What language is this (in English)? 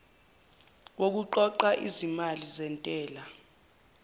Zulu